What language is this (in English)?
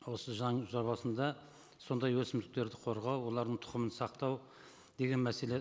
Kazakh